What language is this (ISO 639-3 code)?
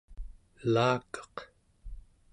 esu